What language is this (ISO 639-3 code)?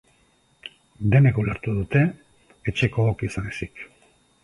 eus